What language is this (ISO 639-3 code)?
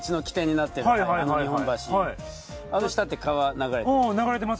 jpn